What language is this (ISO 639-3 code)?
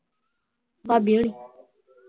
pan